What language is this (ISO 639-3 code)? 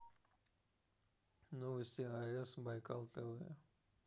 rus